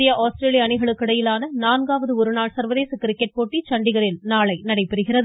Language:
Tamil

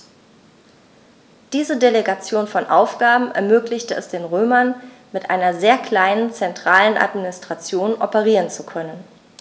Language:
German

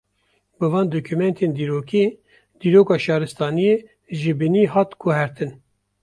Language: Kurdish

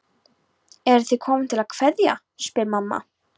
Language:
Icelandic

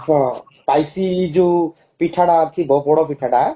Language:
Odia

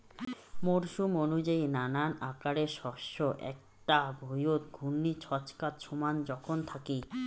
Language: Bangla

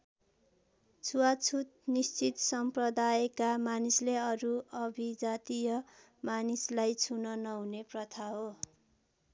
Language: Nepali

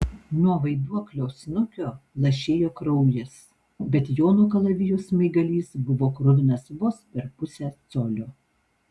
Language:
Lithuanian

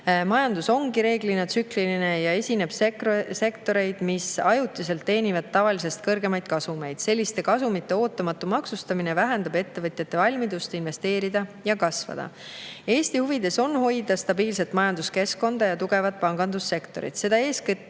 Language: Estonian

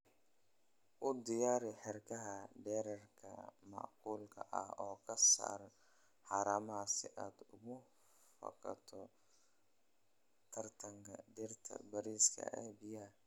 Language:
Somali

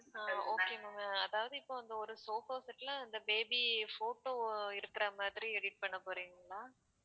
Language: Tamil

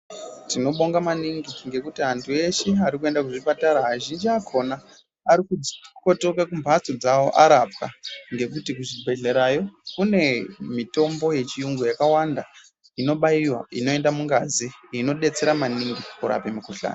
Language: Ndau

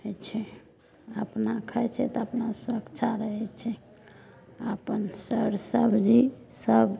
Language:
Maithili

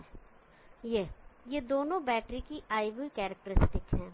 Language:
Hindi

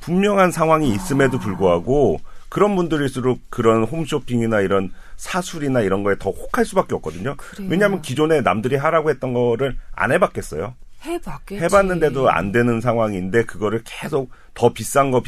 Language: Korean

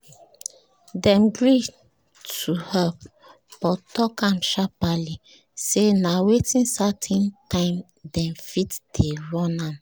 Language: Nigerian Pidgin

